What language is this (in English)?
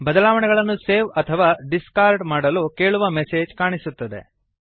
Kannada